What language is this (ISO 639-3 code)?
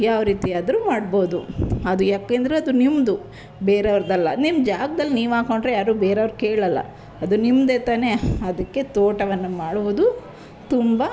kan